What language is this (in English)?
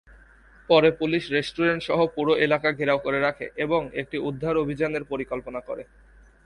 Bangla